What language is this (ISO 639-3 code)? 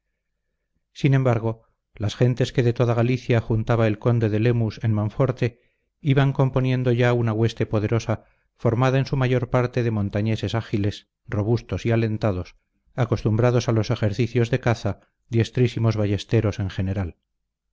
spa